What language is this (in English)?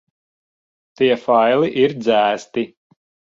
Latvian